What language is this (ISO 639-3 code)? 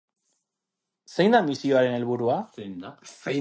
eus